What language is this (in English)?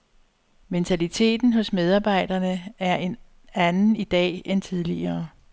Danish